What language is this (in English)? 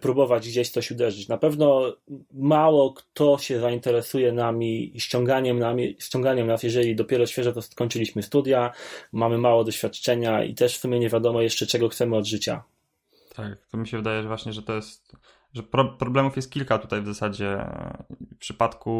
Polish